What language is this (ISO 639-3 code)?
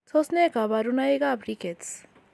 kln